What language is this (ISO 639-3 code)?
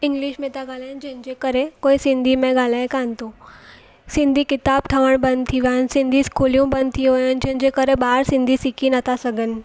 snd